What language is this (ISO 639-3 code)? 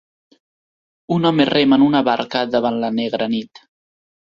cat